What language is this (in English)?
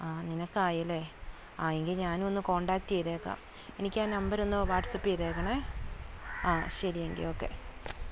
Malayalam